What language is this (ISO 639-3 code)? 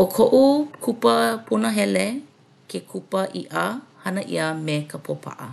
haw